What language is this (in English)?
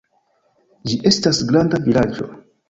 Esperanto